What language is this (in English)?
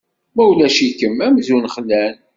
Kabyle